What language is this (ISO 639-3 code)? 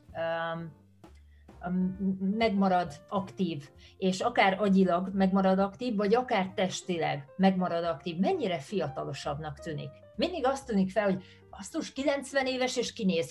hun